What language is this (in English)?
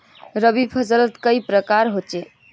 Magahi